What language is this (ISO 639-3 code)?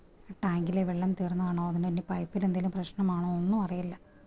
mal